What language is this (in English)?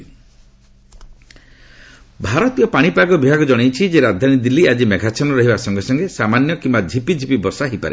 Odia